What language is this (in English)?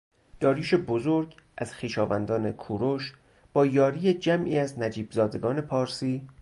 Persian